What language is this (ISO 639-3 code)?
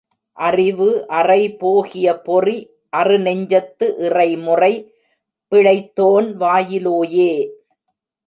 tam